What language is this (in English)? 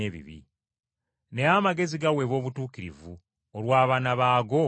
Ganda